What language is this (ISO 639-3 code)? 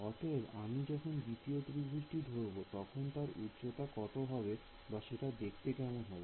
ben